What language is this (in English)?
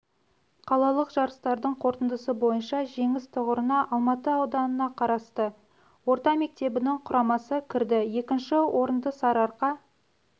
Kazakh